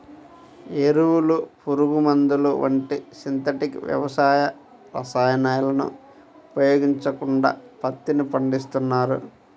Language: Telugu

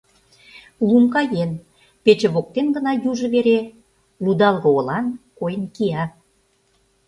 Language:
Mari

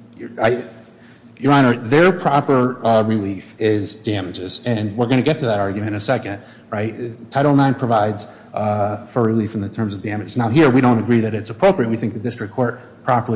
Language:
English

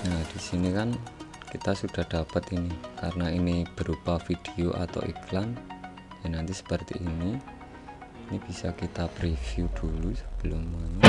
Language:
Indonesian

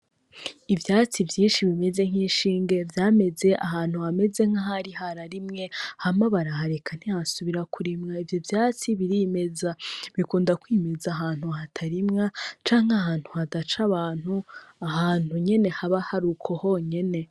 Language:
Rundi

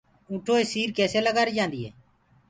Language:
Gurgula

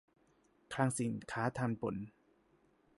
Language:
Thai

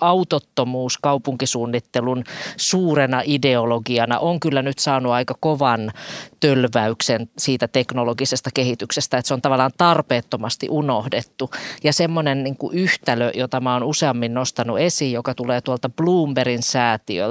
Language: Finnish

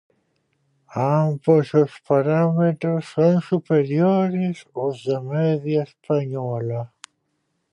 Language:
Galician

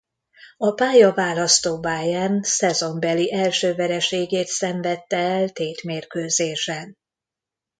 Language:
Hungarian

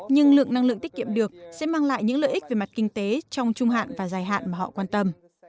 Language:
Vietnamese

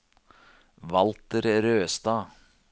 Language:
Norwegian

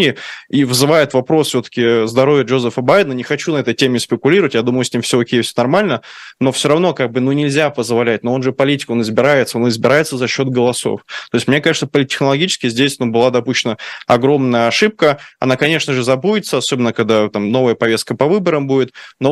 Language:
Russian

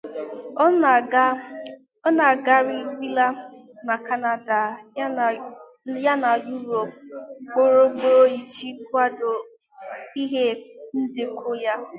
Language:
Igbo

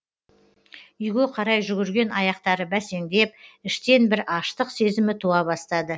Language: Kazakh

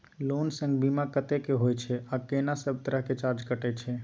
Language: Maithili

